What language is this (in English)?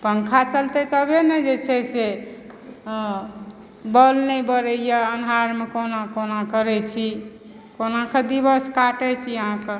Maithili